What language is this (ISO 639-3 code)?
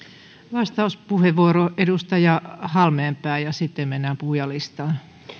fin